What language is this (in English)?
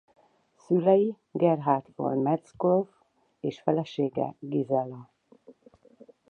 Hungarian